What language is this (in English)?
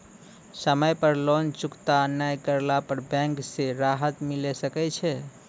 Maithili